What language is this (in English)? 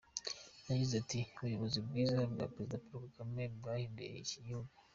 Kinyarwanda